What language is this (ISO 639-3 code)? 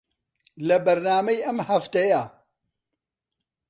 ckb